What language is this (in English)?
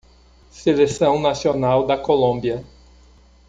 Portuguese